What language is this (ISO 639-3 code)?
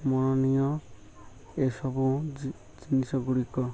ori